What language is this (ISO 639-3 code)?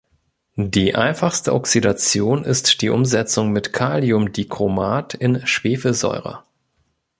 deu